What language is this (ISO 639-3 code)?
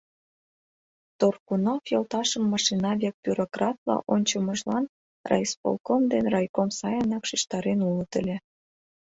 chm